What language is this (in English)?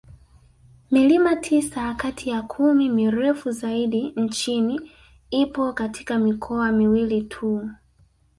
Swahili